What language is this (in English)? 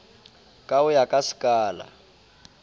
Southern Sotho